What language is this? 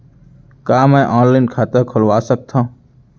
Chhattisgarhi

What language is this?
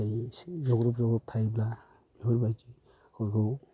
Bodo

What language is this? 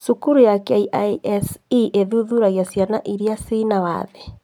Kikuyu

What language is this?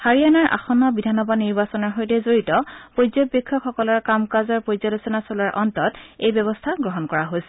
Assamese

